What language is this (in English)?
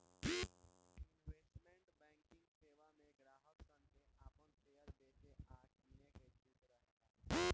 Bhojpuri